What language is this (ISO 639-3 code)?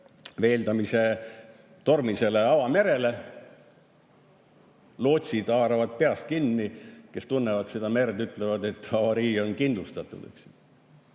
est